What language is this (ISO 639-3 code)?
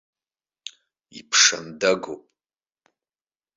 abk